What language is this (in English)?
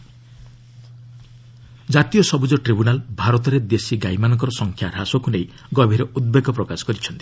Odia